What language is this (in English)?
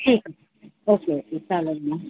Marathi